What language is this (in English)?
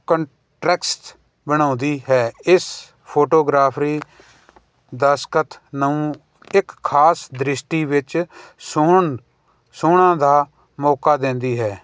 Punjabi